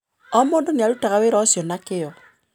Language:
Kikuyu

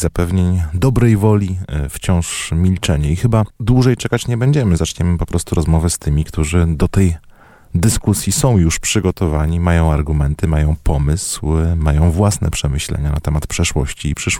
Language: Polish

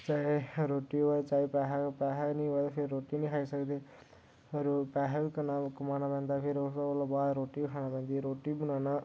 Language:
Dogri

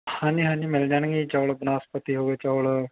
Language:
Punjabi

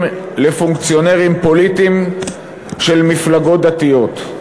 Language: Hebrew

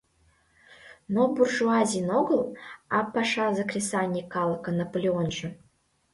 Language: Mari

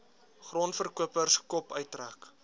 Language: Afrikaans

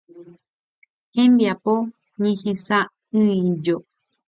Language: Guarani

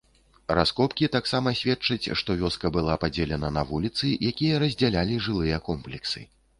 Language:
Belarusian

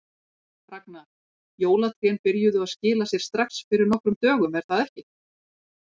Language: Icelandic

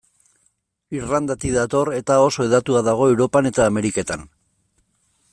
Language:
Basque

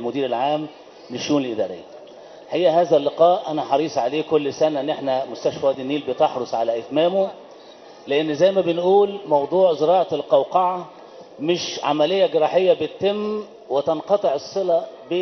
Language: Arabic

